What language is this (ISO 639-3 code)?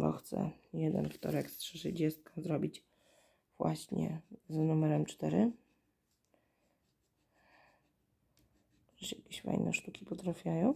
pol